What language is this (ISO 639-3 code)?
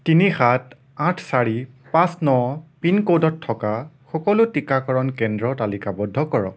asm